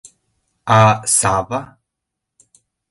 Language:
Mari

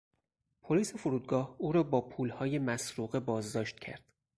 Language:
Persian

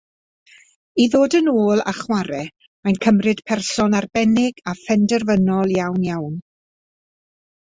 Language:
Welsh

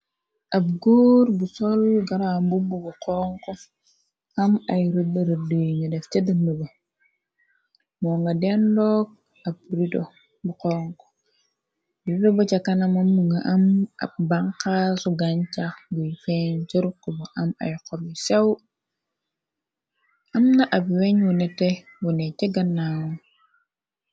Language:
Wolof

